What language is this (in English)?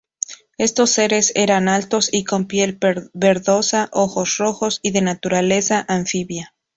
Spanish